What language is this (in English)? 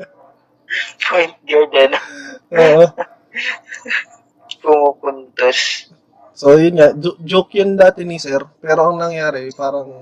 Filipino